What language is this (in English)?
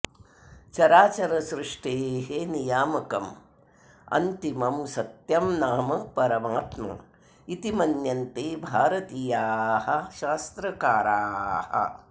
Sanskrit